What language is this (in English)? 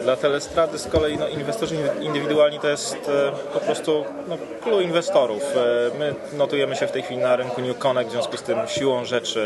Polish